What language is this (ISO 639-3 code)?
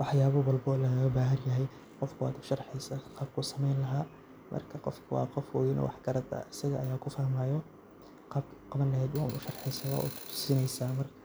som